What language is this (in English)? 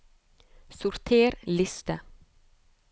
Norwegian